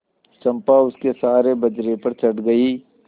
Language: Hindi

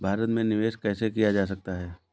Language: Hindi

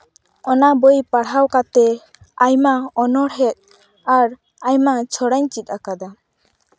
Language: Santali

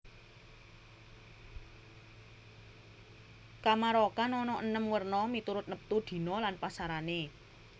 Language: Javanese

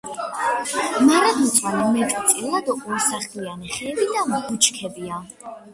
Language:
Georgian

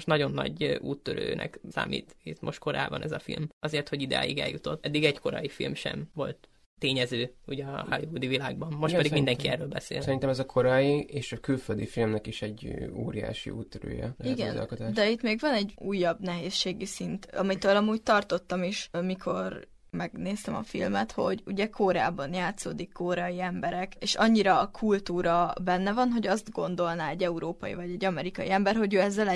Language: Hungarian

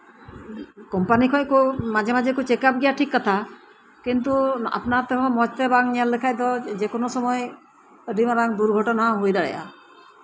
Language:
Santali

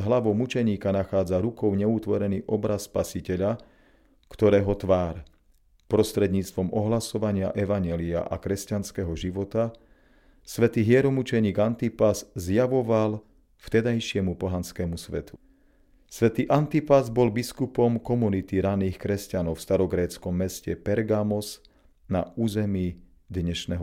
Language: Slovak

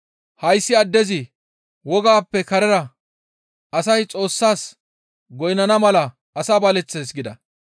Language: Gamo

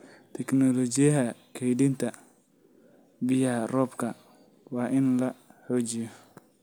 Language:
Somali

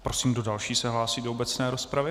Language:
Czech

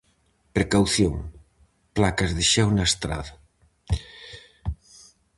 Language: Galician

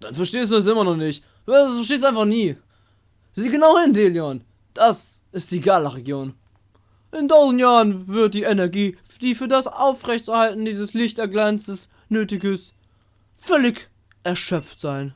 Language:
German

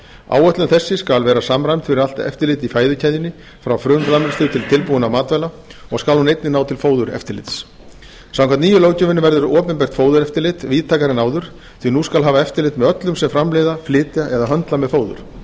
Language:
Icelandic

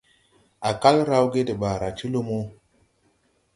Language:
Tupuri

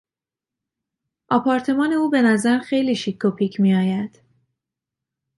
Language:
Persian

